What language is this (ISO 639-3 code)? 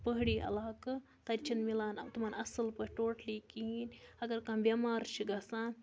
kas